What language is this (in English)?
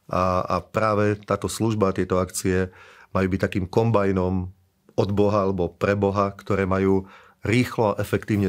Slovak